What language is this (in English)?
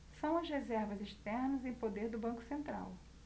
Portuguese